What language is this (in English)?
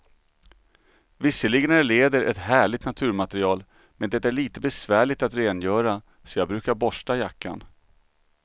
Swedish